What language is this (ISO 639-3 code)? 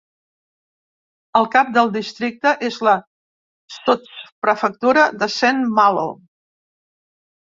cat